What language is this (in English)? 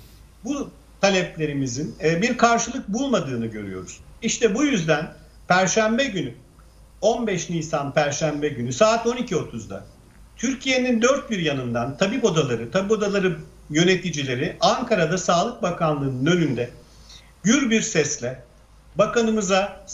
Turkish